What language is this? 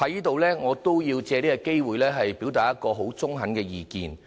Cantonese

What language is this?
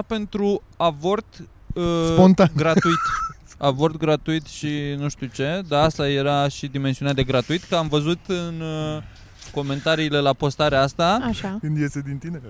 Romanian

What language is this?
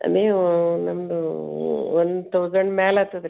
Kannada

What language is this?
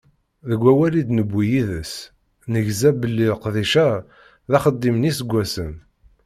Kabyle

